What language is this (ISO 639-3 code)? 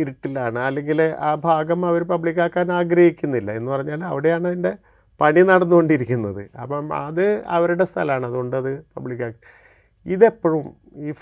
mal